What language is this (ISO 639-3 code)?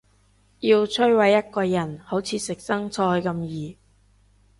yue